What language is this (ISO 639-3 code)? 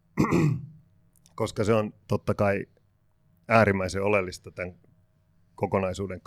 fin